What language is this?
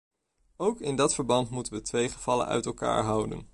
Dutch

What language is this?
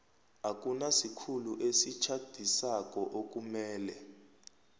South Ndebele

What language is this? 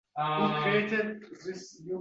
Uzbek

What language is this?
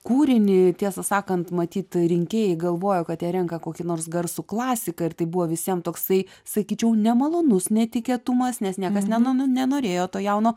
Lithuanian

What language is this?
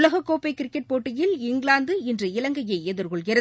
Tamil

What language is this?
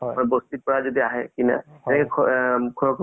Assamese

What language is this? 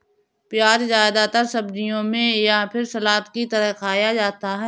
Hindi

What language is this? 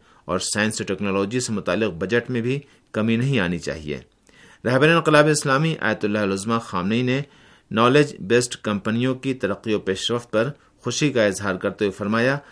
Urdu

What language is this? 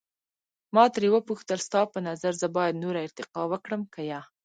Pashto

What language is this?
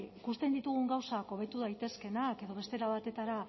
Basque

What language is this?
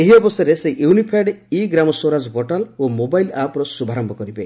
Odia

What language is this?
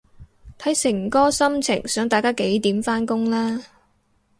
Cantonese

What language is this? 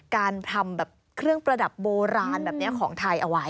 Thai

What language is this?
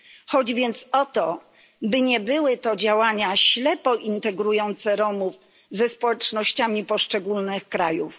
Polish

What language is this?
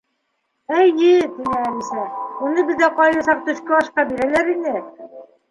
Bashkir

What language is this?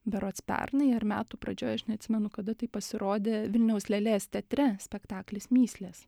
Lithuanian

